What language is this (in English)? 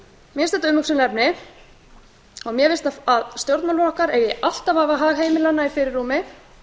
Icelandic